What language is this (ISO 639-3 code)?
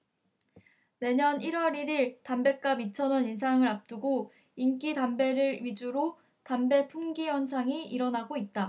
kor